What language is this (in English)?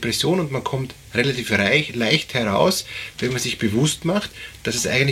German